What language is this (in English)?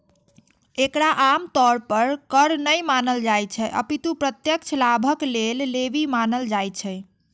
Maithili